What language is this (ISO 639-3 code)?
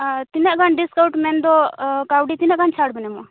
sat